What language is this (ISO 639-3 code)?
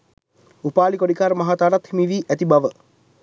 sin